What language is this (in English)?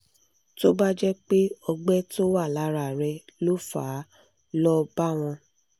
Yoruba